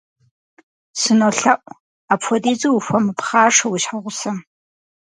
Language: Kabardian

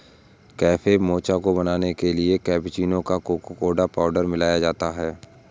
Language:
Hindi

